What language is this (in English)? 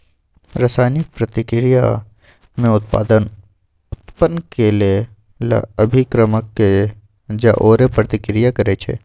Magahi